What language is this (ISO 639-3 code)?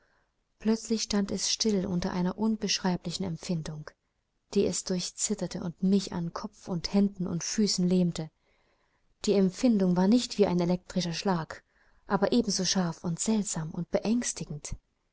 deu